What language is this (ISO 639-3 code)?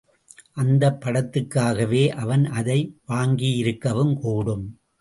tam